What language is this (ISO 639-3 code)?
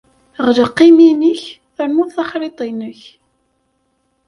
kab